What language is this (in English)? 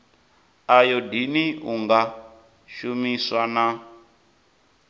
Venda